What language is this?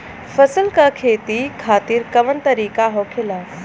Bhojpuri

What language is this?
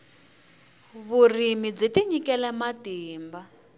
Tsonga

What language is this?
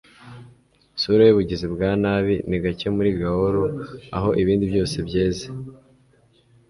Kinyarwanda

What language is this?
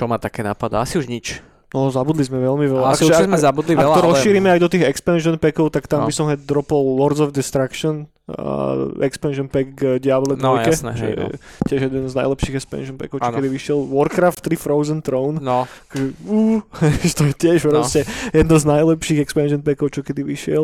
Slovak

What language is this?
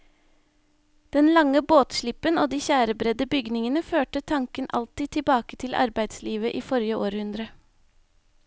Norwegian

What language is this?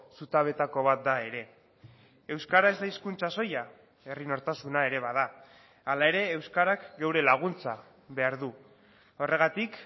Basque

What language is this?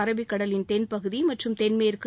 Tamil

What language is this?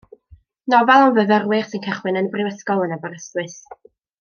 Welsh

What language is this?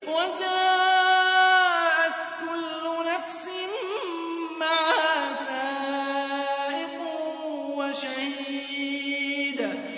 Arabic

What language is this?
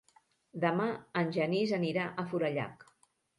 Catalan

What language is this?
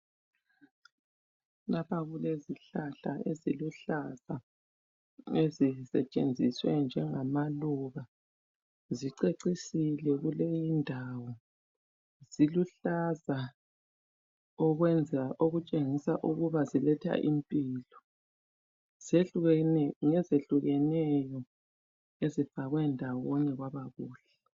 North Ndebele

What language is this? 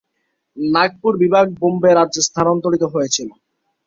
Bangla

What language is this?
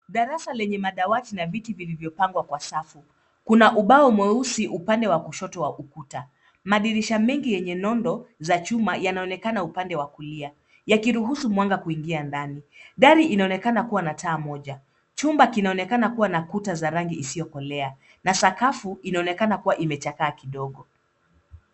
Swahili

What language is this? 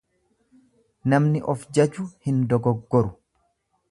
Oromo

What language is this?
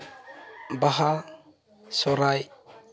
Santali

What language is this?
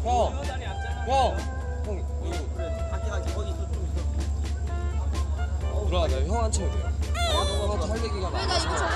Korean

